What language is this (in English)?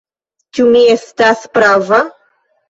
Esperanto